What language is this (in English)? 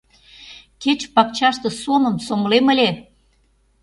Mari